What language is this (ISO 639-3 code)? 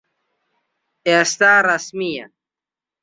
ckb